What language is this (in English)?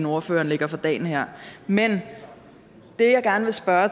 Danish